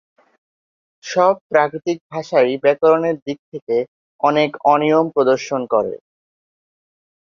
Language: Bangla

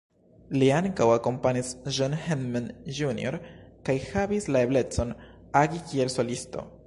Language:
Esperanto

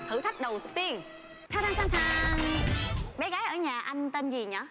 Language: Vietnamese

